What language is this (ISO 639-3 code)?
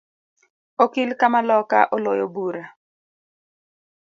luo